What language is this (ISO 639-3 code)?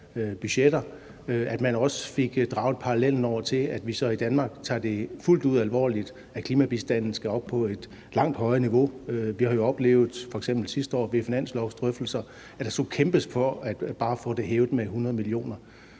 dan